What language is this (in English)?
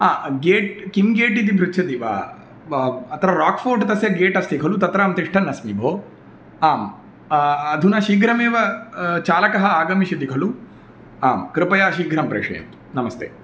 Sanskrit